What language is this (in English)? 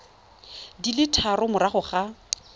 Tswana